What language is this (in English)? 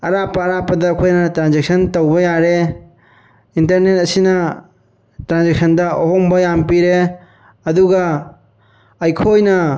Manipuri